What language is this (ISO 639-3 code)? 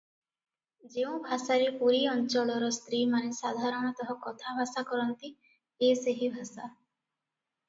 ori